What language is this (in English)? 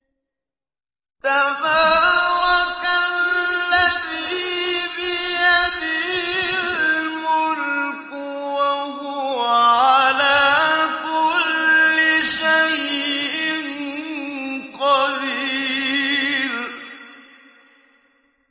Arabic